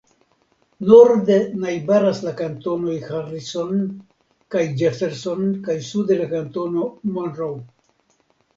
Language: Esperanto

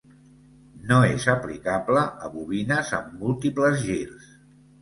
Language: Catalan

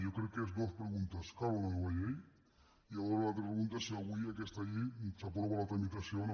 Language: Catalan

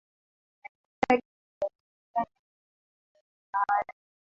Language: Swahili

